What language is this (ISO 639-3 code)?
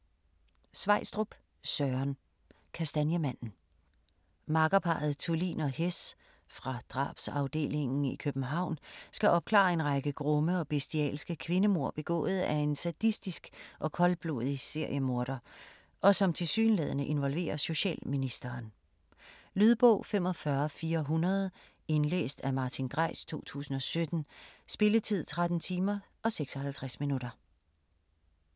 dan